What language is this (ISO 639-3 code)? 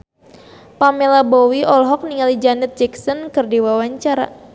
sun